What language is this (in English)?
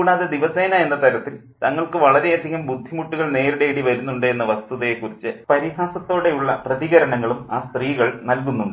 Malayalam